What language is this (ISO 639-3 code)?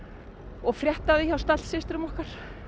isl